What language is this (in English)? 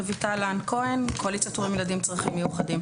Hebrew